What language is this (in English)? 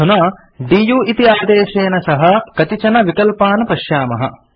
Sanskrit